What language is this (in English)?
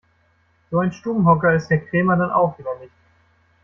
German